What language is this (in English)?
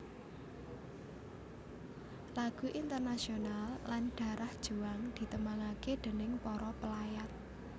Javanese